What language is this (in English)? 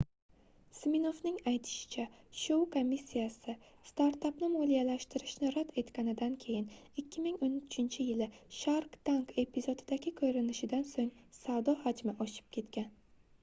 Uzbek